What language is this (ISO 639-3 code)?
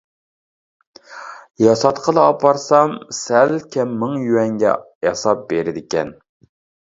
uig